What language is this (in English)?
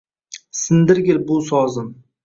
Uzbek